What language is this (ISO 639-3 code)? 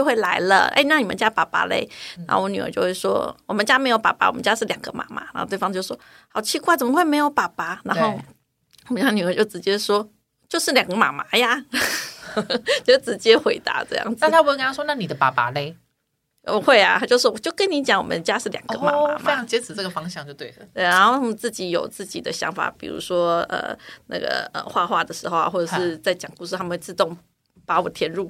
zho